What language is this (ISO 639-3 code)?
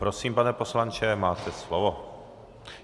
ces